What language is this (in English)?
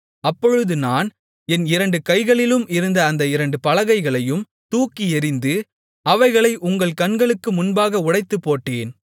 Tamil